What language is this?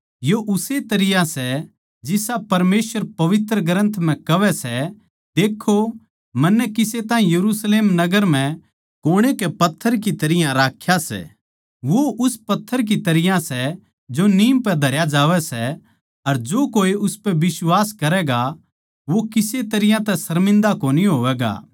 Haryanvi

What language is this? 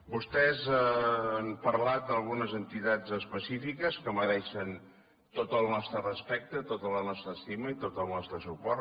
Catalan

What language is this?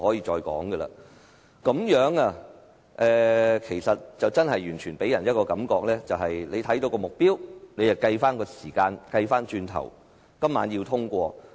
Cantonese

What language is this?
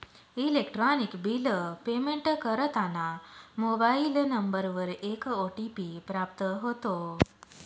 Marathi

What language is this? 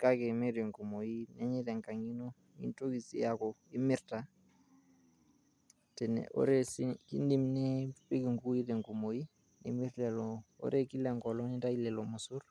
Masai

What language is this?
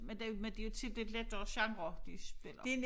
Danish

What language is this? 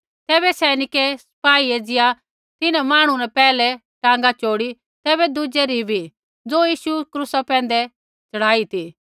Kullu Pahari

